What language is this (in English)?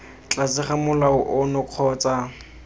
Tswana